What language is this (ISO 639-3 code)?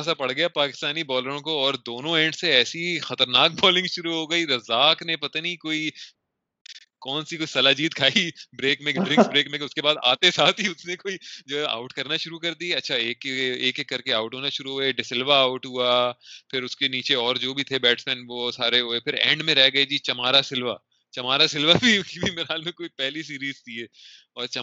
urd